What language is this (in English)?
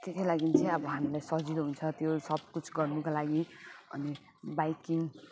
Nepali